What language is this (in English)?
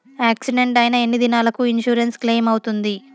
Telugu